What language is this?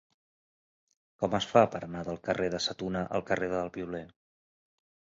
Catalan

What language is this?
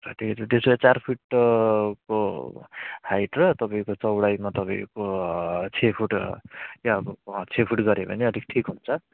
Nepali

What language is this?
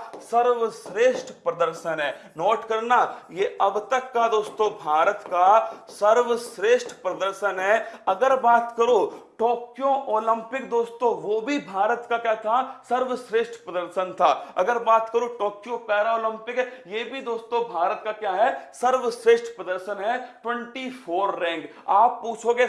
Hindi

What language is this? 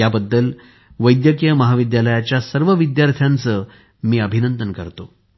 Marathi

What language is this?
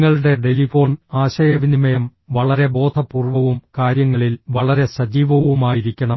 Malayalam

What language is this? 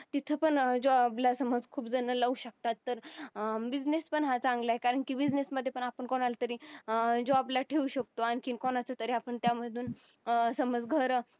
Marathi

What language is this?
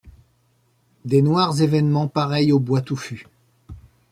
French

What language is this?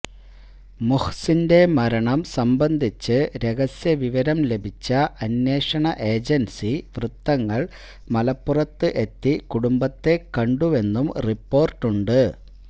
Malayalam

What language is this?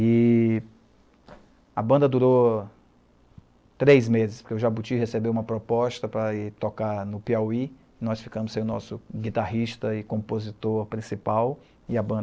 Portuguese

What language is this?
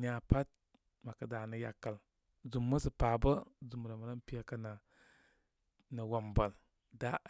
Koma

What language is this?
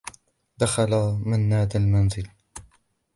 Arabic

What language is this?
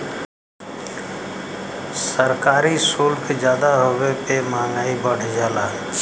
Bhojpuri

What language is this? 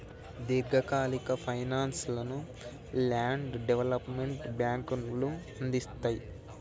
Telugu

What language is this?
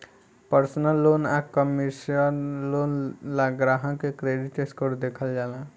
Bhojpuri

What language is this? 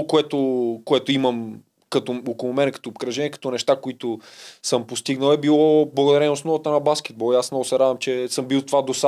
Bulgarian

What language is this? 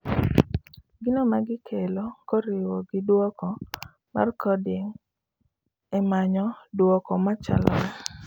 Luo (Kenya and Tanzania)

